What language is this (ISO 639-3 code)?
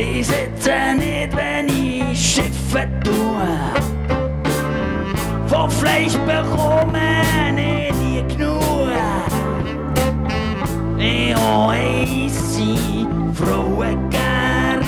tha